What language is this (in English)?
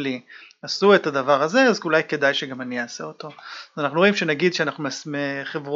Hebrew